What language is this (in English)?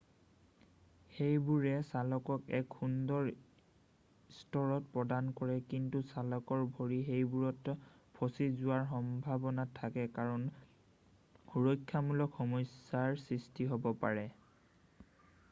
Assamese